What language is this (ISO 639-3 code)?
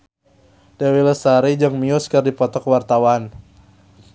sun